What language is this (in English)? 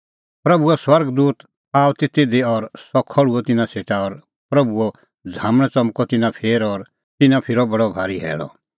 Kullu Pahari